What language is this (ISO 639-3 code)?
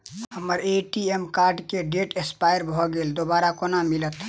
mai